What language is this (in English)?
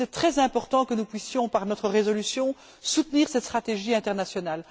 French